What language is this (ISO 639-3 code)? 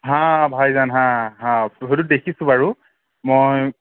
asm